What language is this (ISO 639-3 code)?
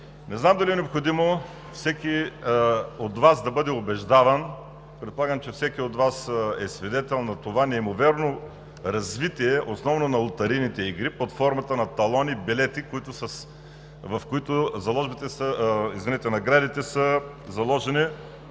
bul